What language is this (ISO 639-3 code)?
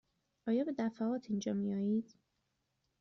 fas